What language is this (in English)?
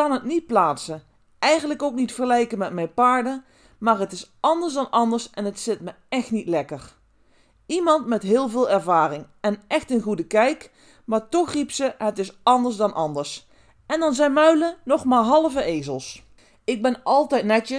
Dutch